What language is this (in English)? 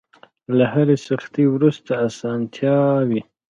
Pashto